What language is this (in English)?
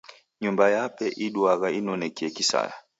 Taita